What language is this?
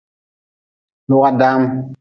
Nawdm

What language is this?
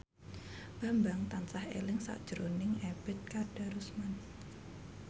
Javanese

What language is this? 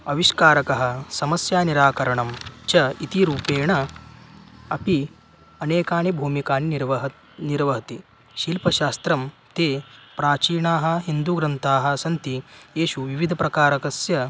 Sanskrit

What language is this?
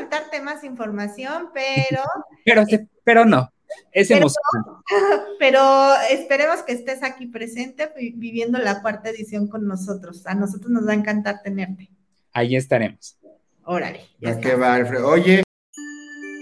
Spanish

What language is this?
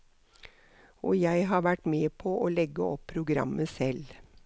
Norwegian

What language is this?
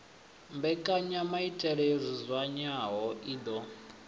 Venda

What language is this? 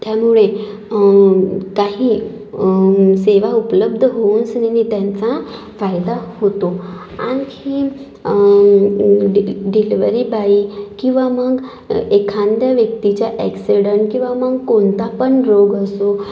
Marathi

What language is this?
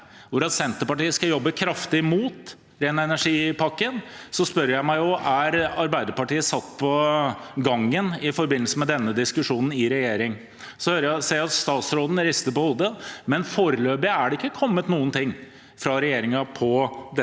Norwegian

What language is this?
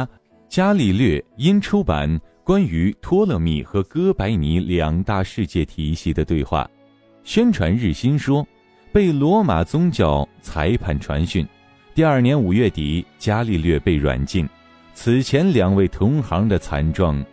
Chinese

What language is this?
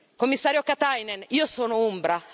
Italian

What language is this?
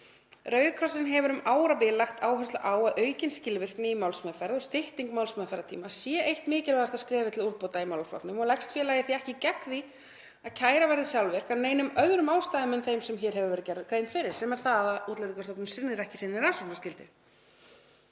Icelandic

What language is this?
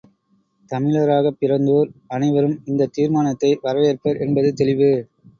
Tamil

